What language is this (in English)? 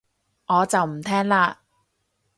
Cantonese